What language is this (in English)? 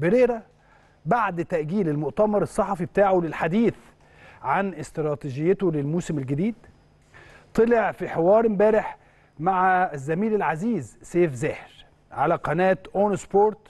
Arabic